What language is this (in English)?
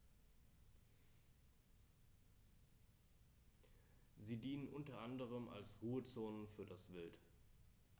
German